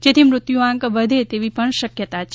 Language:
Gujarati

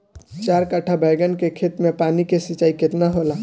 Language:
Bhojpuri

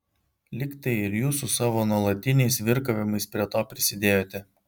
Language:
Lithuanian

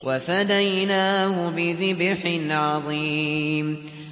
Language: Arabic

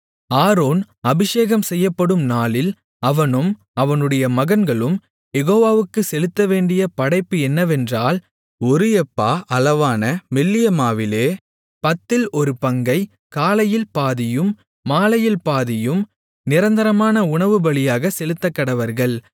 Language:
Tamil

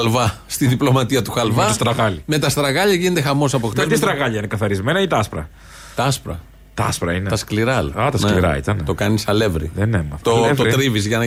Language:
Greek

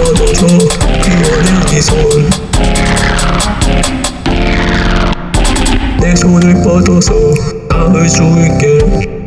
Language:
Korean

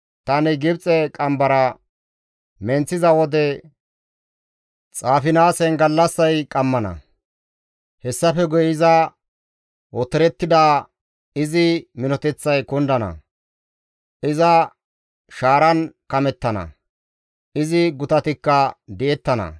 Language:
Gamo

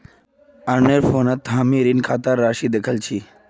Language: Magahi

